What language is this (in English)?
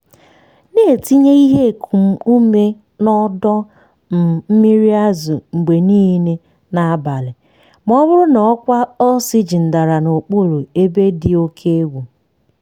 Igbo